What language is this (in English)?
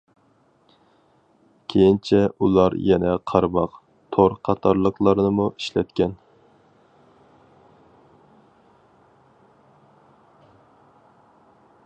Uyghur